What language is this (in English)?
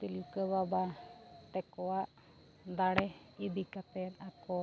Santali